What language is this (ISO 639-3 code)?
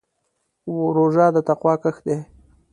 pus